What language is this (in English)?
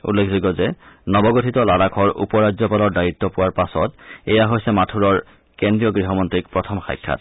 Assamese